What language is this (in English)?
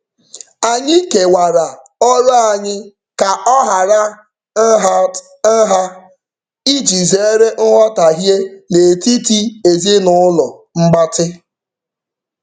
Igbo